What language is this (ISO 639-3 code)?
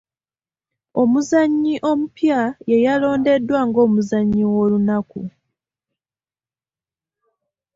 lug